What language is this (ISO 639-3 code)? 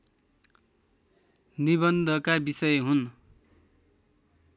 nep